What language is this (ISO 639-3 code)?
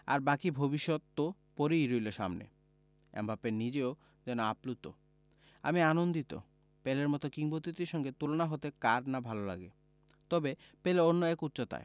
ben